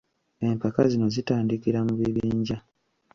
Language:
Ganda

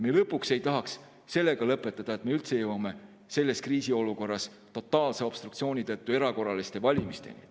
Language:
Estonian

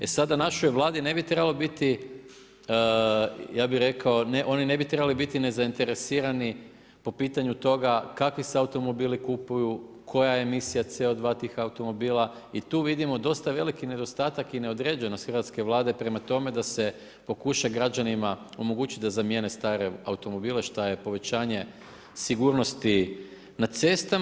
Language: Croatian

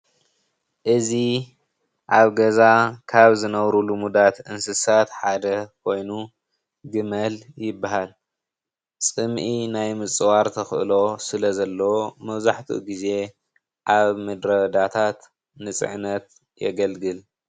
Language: Tigrinya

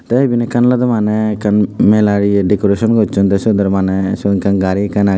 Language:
Chakma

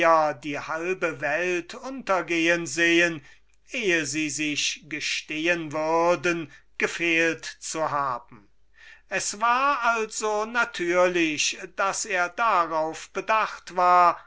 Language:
German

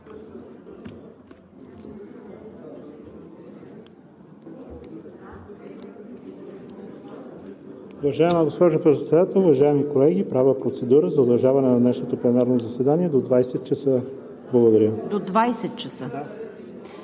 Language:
Bulgarian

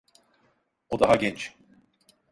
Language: Turkish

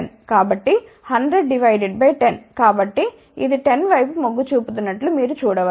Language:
Telugu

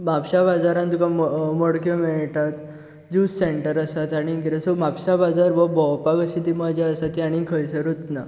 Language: Konkani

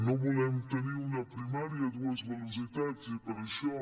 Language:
Catalan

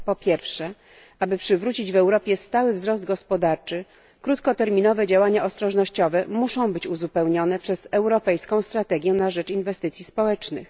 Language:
Polish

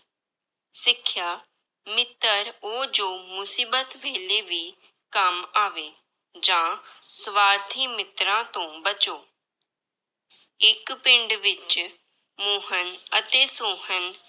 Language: Punjabi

